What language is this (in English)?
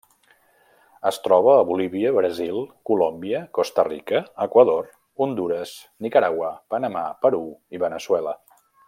Catalan